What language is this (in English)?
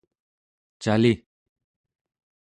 Central Yupik